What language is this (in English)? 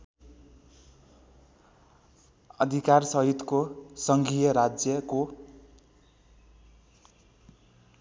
Nepali